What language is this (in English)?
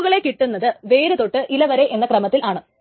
Malayalam